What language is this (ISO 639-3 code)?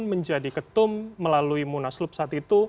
ind